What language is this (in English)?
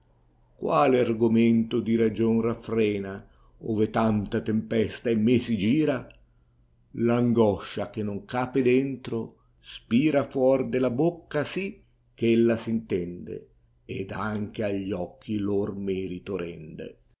Italian